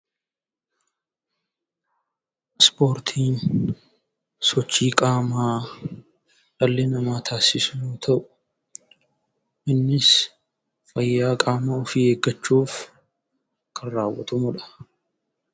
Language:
Oromo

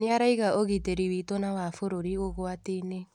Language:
Kikuyu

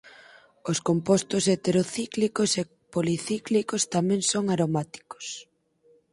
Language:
Galician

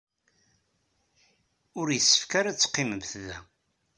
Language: Kabyle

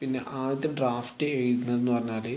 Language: Malayalam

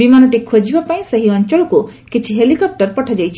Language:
Odia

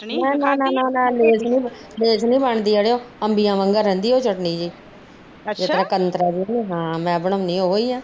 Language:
Punjabi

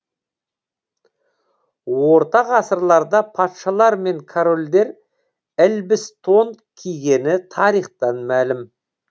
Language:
Kazakh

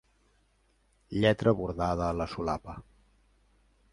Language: Catalan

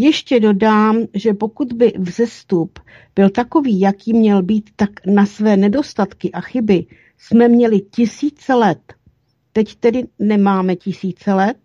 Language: Czech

